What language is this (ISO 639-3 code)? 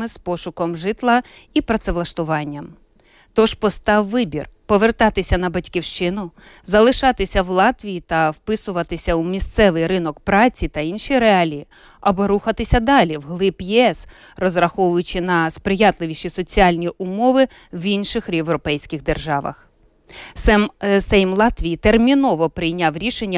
ukr